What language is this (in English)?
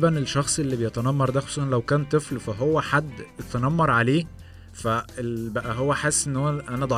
Arabic